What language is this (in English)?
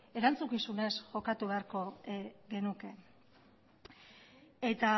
Basque